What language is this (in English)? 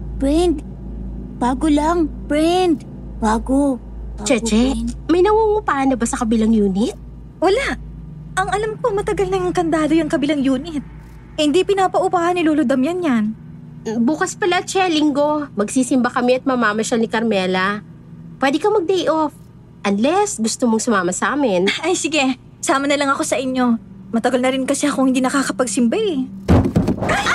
Filipino